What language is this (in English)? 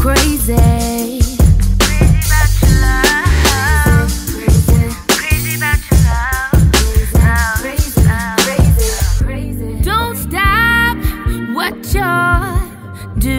English